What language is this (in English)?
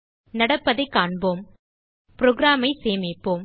Tamil